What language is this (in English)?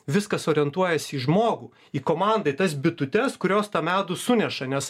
Lithuanian